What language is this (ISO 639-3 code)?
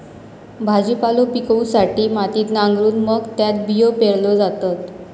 mar